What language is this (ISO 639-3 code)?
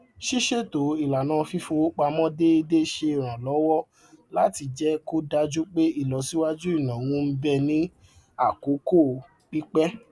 yor